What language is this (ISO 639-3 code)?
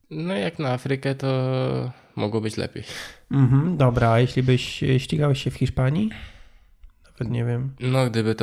pol